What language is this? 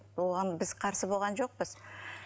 Kazakh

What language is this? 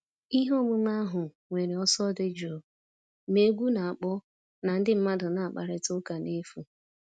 Igbo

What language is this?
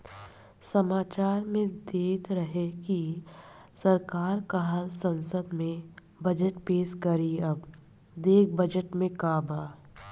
Bhojpuri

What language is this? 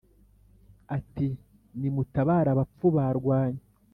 Kinyarwanda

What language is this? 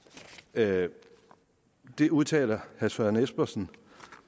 Danish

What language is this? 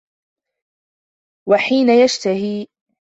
Arabic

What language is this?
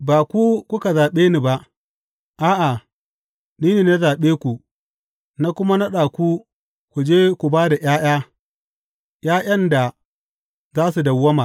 Hausa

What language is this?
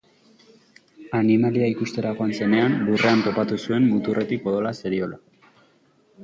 Basque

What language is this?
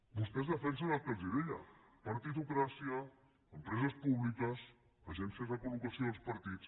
Catalan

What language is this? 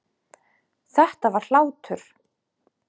Icelandic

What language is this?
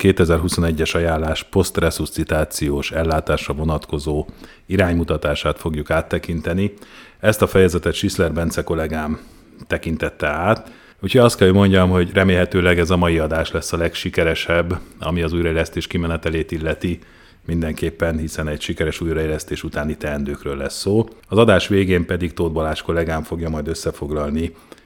Hungarian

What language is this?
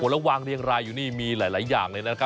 Thai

